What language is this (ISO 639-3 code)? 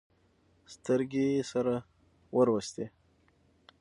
pus